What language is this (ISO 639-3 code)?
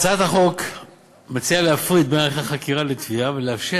heb